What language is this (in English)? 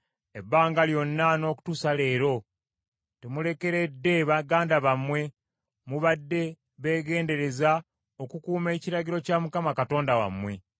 Ganda